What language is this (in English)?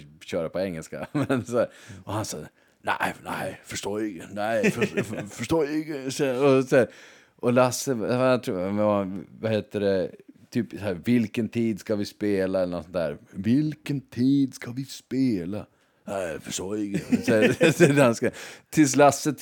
Swedish